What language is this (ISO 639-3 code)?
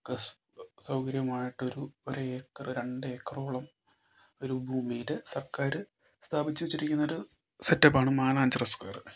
mal